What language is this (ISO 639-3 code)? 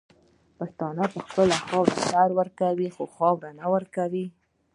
pus